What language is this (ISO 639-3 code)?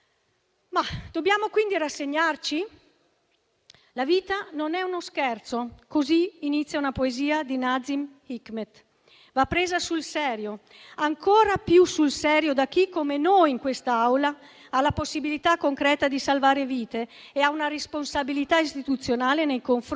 ita